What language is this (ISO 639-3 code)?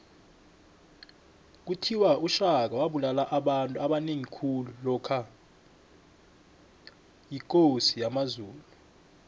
nbl